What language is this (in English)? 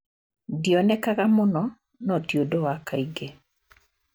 Kikuyu